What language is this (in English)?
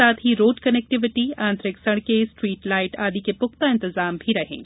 Hindi